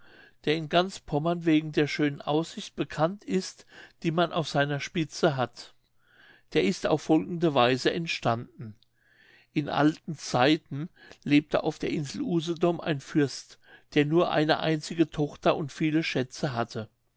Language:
German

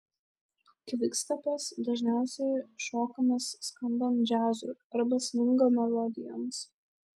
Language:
Lithuanian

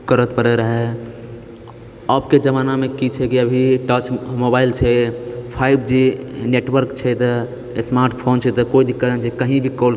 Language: Maithili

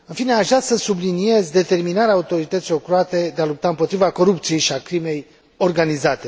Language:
Romanian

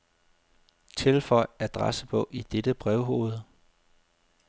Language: Danish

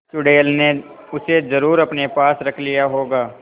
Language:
Hindi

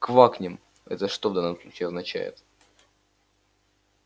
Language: Russian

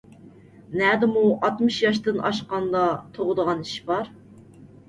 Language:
Uyghur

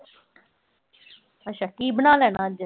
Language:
Punjabi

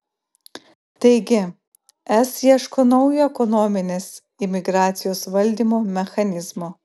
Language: Lithuanian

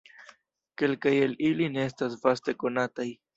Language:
Esperanto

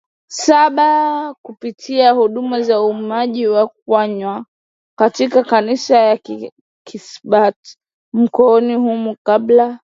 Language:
Swahili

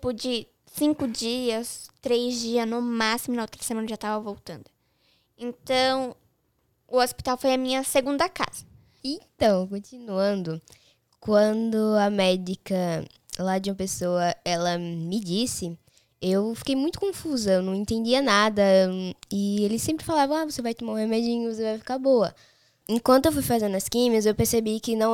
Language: Portuguese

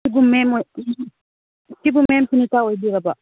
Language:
Manipuri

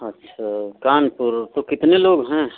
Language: Hindi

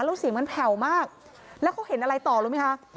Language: Thai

